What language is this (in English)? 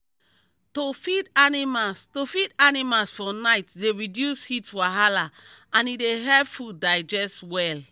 Nigerian Pidgin